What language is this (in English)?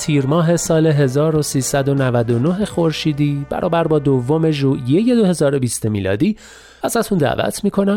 Persian